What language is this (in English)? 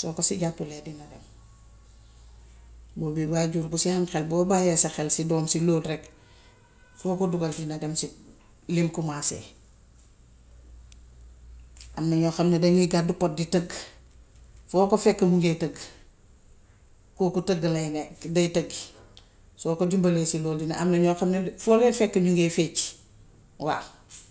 Gambian Wolof